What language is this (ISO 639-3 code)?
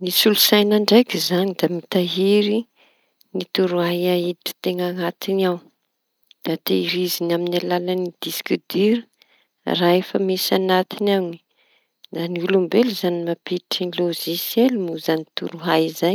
txy